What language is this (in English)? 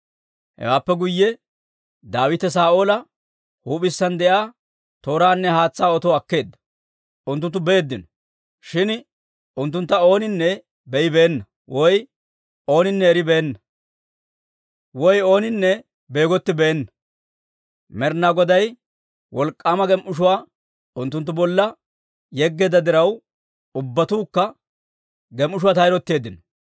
Dawro